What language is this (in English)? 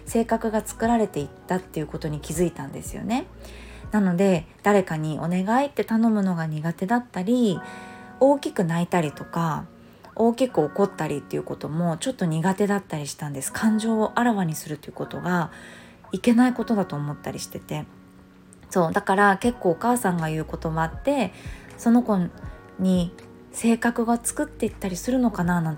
Japanese